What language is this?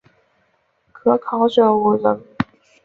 Chinese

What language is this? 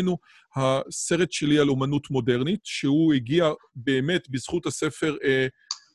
Hebrew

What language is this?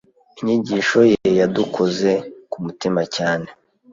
Kinyarwanda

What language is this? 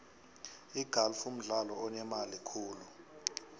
South Ndebele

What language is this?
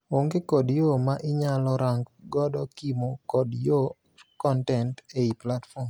Luo (Kenya and Tanzania)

